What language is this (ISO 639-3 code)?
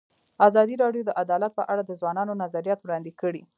pus